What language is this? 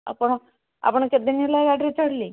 Odia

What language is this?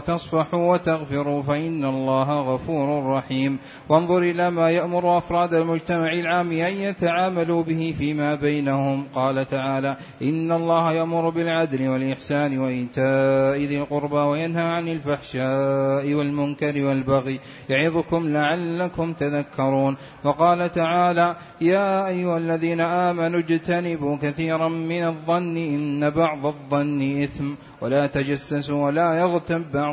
Arabic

